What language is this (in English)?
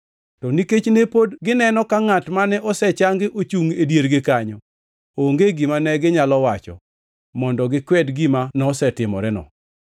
Luo (Kenya and Tanzania)